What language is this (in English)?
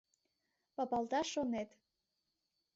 Mari